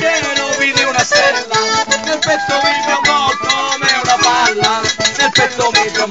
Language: Hungarian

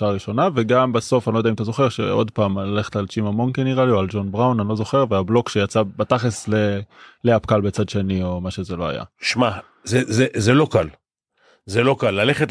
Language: Hebrew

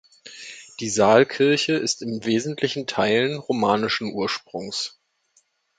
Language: German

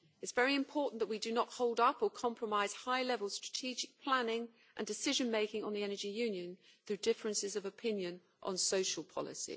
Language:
English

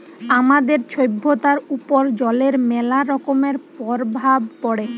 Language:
Bangla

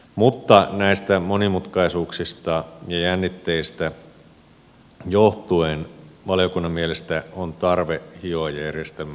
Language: Finnish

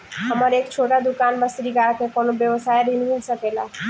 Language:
Bhojpuri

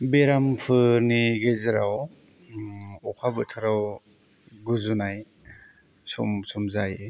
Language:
Bodo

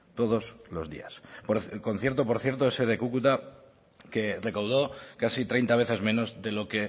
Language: Spanish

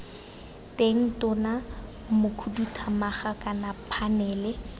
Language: Tswana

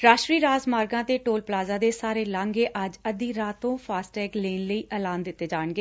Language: Punjabi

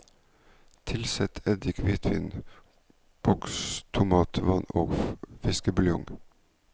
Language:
Norwegian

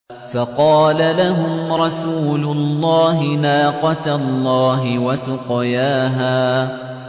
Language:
Arabic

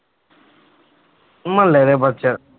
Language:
Punjabi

